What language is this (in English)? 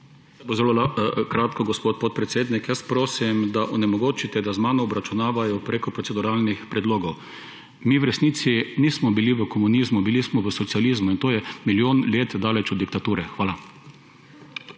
Slovenian